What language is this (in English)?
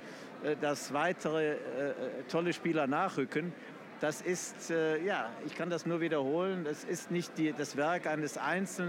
German